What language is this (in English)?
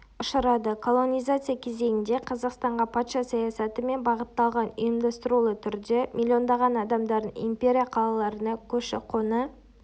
Kazakh